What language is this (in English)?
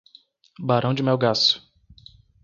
Portuguese